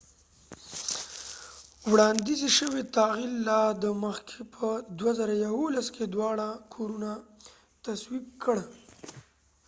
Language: Pashto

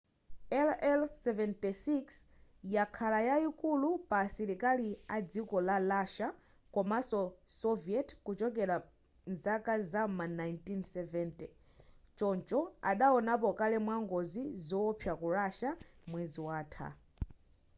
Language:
Nyanja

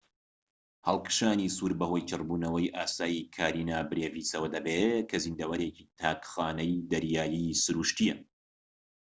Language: Central Kurdish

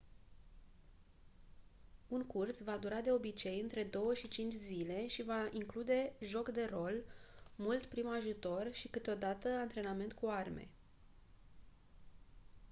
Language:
Romanian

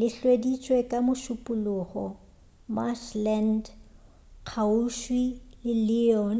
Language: Northern Sotho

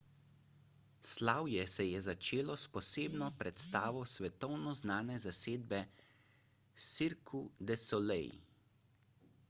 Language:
Slovenian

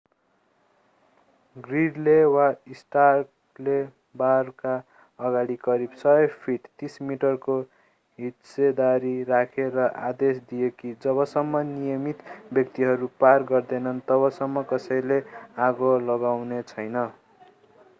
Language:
Nepali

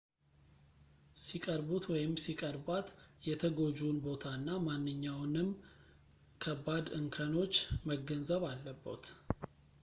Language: Amharic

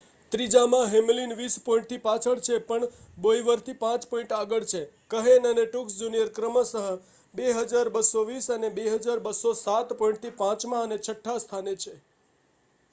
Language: Gujarati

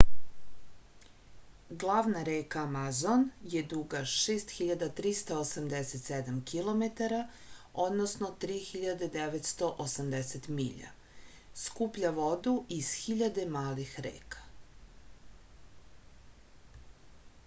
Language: Serbian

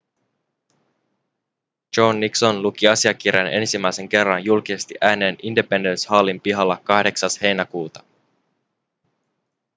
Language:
Finnish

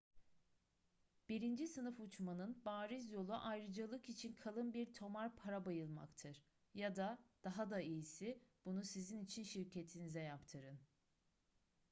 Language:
Turkish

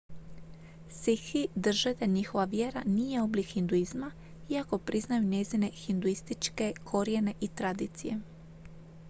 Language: Croatian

